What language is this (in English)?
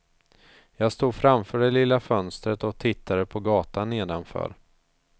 Swedish